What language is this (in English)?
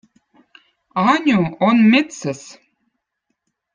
Votic